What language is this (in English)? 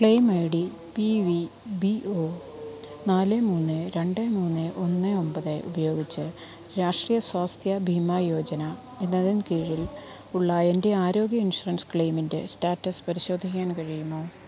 Malayalam